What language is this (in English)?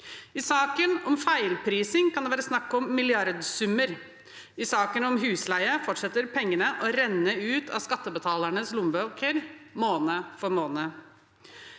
Norwegian